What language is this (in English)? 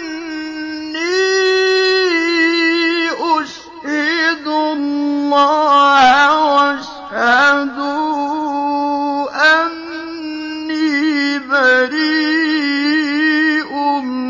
Arabic